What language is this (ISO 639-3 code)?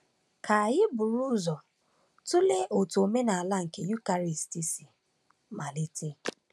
ibo